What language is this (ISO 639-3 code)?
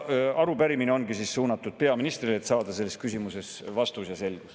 est